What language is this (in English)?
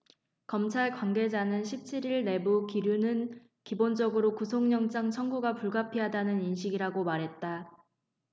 Korean